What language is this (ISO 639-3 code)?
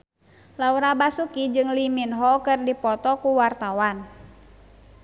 sun